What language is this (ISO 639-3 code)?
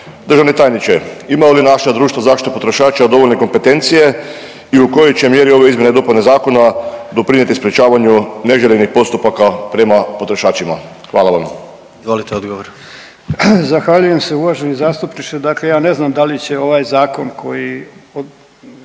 hrv